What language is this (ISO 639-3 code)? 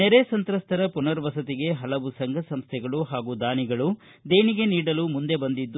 kan